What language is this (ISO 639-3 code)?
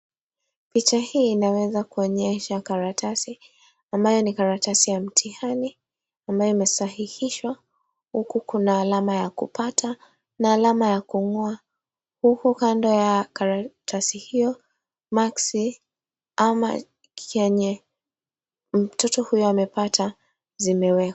swa